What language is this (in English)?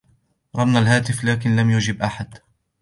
Arabic